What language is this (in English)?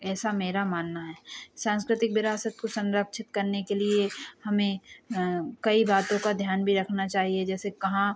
Hindi